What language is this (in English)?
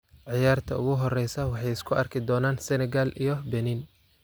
Somali